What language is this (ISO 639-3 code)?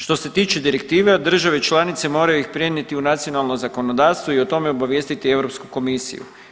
hrv